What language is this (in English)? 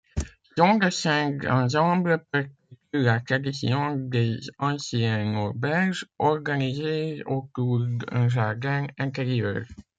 French